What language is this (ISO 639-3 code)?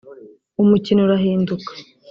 kin